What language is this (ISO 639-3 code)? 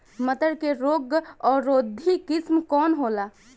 bho